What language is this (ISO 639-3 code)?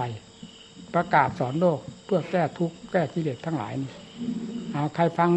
tha